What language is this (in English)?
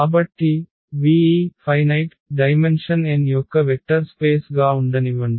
Telugu